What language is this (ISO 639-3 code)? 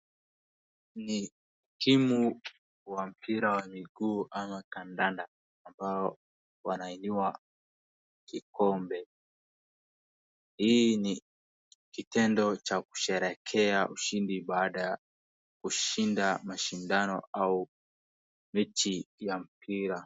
swa